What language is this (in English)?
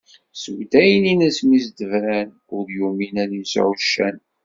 Kabyle